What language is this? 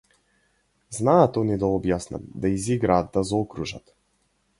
Macedonian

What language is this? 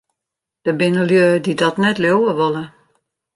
Western Frisian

